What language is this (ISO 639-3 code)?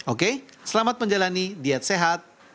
ind